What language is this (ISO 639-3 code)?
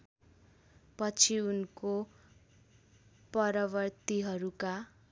nep